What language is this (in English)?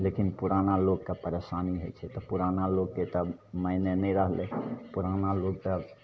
Maithili